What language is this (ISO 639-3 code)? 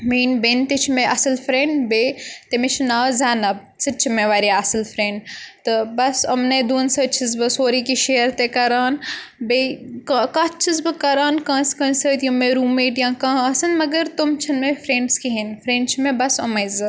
kas